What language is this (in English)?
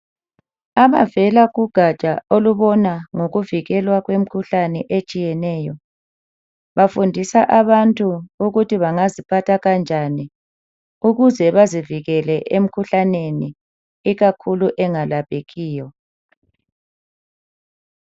North Ndebele